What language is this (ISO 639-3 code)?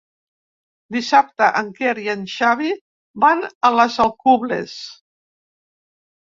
cat